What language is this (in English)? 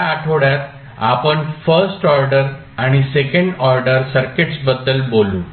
Marathi